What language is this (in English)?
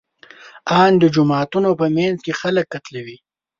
Pashto